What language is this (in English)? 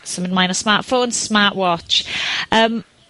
Welsh